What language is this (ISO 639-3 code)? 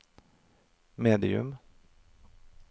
nor